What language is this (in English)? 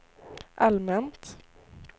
Swedish